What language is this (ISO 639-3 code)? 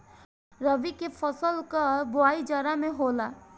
bho